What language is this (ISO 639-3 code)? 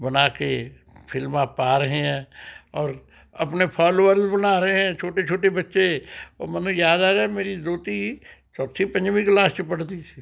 pan